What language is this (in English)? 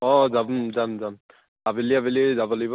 Assamese